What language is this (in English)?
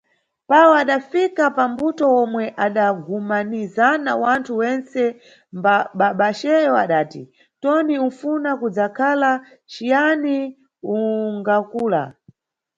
Nyungwe